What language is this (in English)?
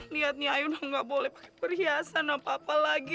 Indonesian